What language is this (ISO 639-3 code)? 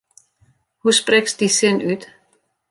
fry